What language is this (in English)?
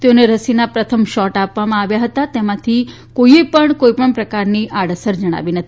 Gujarati